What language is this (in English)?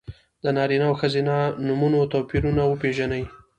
Pashto